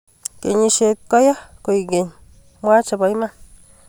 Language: Kalenjin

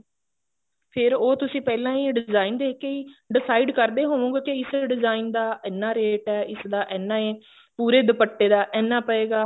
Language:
Punjabi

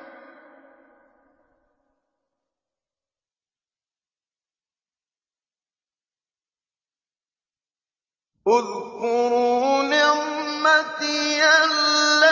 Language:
Arabic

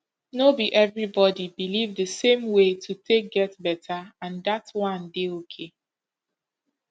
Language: Nigerian Pidgin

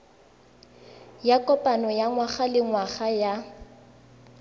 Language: Tswana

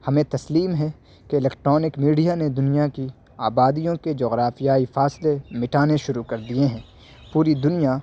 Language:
Urdu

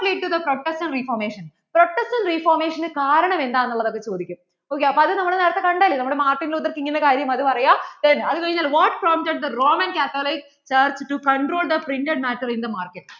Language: Malayalam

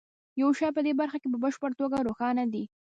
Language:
Pashto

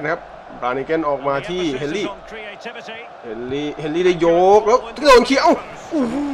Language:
Thai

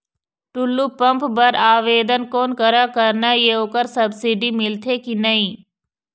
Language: Chhattisgarhi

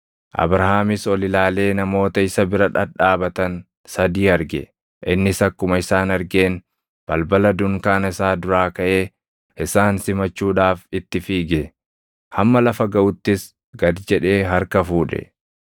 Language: Oromo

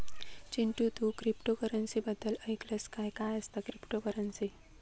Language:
Marathi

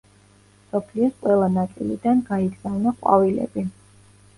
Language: Georgian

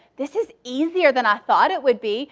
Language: English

